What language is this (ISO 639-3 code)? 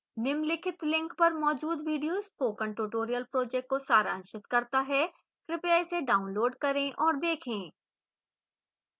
hin